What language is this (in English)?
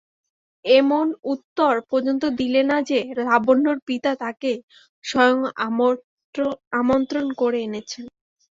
Bangla